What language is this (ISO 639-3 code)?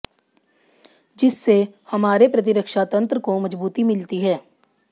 hin